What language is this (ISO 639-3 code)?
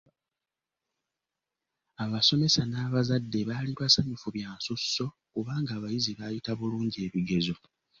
lug